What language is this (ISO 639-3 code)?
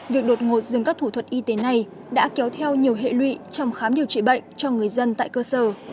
vie